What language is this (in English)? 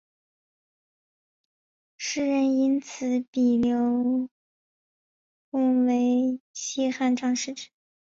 Chinese